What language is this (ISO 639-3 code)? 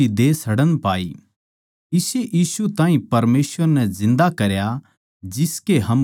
bgc